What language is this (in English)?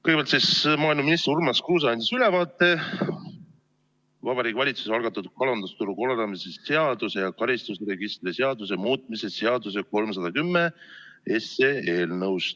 Estonian